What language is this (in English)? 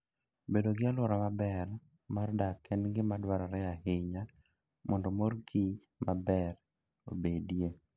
Luo (Kenya and Tanzania)